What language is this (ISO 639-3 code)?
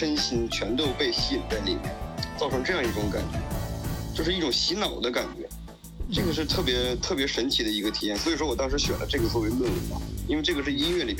zho